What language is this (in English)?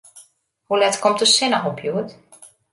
Western Frisian